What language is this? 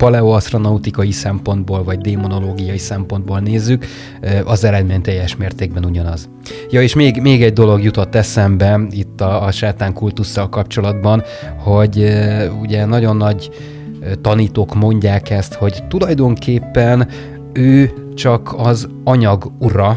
Hungarian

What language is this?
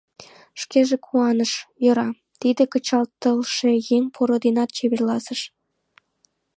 Mari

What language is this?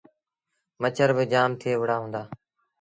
Sindhi Bhil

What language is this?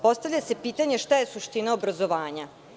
Serbian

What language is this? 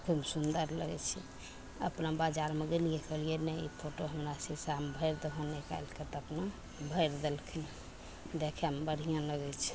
Maithili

